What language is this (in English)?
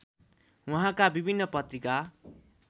Nepali